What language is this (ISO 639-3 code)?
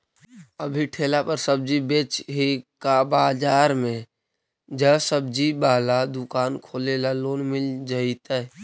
mag